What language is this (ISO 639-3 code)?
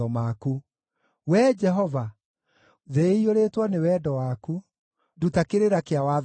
kik